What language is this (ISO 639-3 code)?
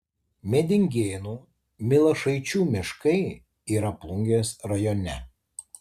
lit